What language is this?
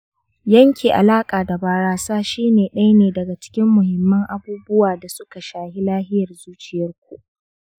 Hausa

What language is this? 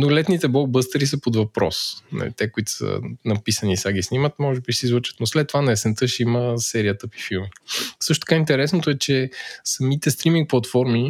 Bulgarian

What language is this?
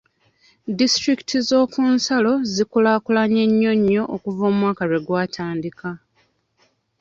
Ganda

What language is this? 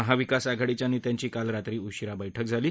Marathi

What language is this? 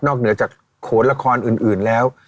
Thai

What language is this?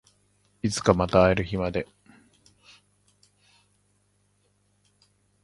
Japanese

